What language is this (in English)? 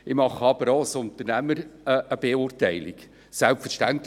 Swiss German